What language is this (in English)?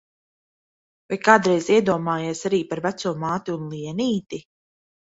Latvian